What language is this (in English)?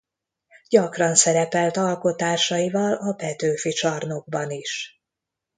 Hungarian